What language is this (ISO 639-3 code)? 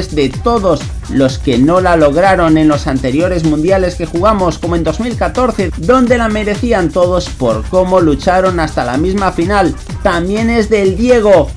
spa